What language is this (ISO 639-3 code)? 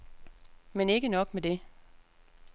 dan